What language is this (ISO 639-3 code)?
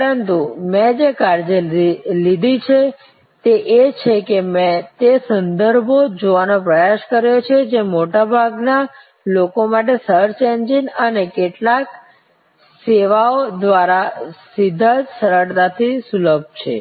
guj